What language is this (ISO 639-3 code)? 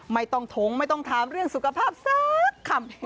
tha